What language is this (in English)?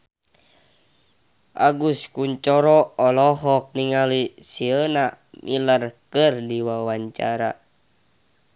Sundanese